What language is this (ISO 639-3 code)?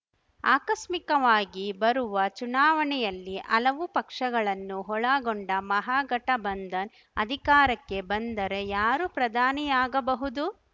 kan